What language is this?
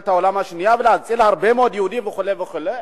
Hebrew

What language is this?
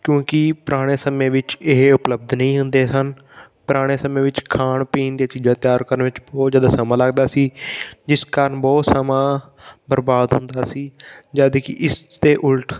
Punjabi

